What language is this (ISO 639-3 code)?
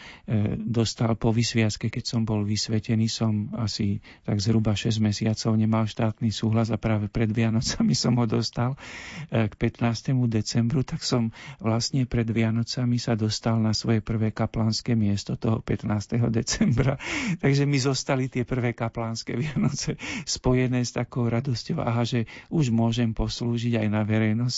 slk